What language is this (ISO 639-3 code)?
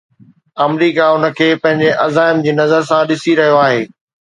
snd